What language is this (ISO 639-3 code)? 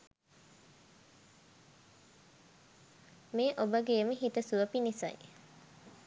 sin